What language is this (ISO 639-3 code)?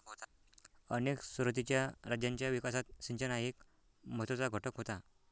mar